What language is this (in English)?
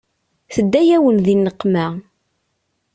Kabyle